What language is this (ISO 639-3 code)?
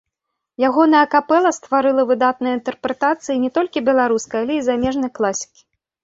bel